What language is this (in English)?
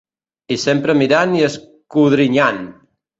Catalan